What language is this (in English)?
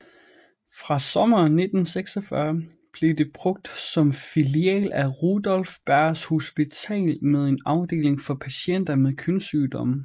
Danish